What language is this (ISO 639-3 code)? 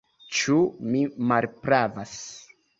epo